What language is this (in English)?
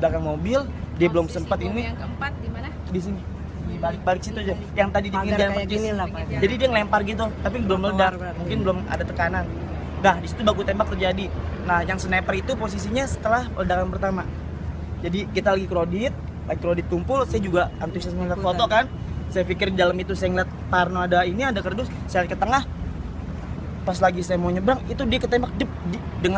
Indonesian